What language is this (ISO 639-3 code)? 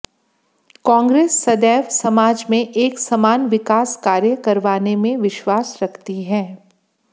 hin